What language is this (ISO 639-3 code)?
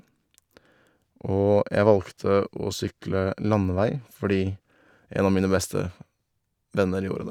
nor